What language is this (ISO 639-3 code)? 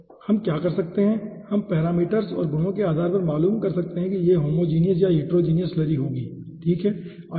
hin